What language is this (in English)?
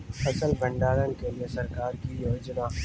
Maithili